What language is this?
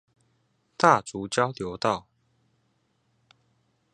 Chinese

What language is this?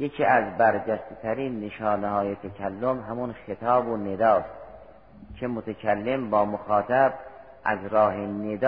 Persian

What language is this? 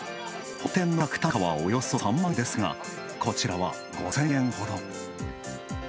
Japanese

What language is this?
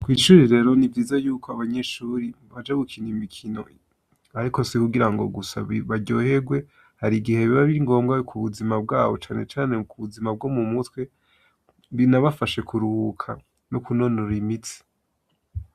Rundi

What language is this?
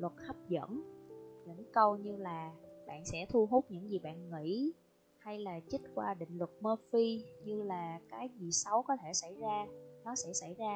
Vietnamese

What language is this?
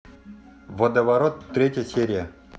Russian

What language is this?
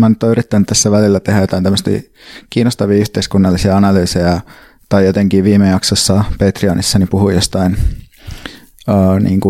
Finnish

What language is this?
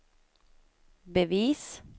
Swedish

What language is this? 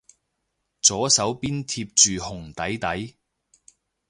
Cantonese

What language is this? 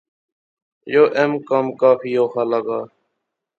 Pahari-Potwari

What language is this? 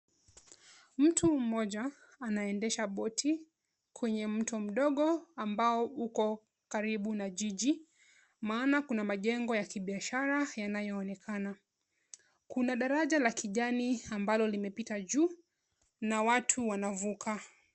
Swahili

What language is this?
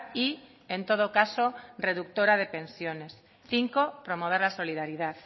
Spanish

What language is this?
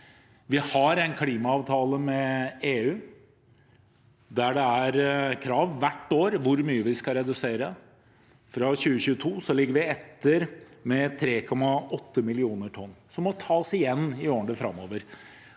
Norwegian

